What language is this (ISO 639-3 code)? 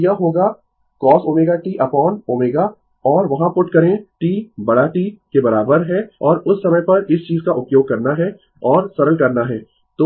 hin